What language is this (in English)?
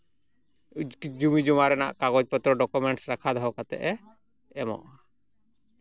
Santali